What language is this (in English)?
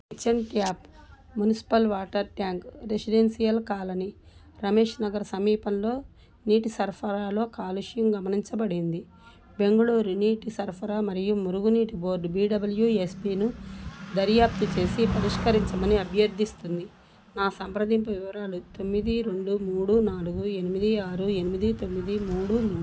Telugu